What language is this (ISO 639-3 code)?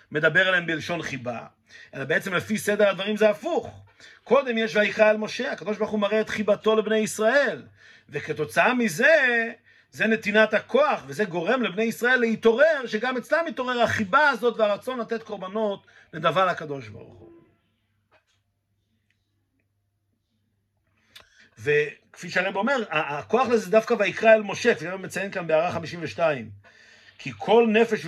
heb